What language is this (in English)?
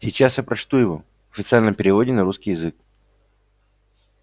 Russian